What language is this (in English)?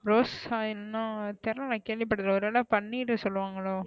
Tamil